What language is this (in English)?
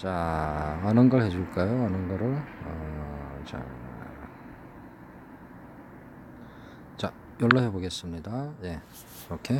Korean